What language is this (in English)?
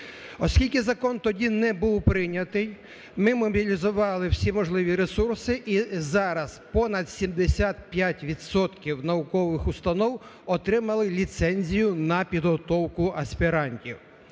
Ukrainian